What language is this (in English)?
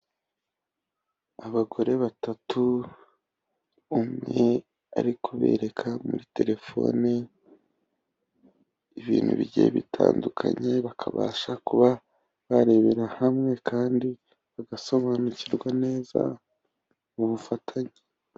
Kinyarwanda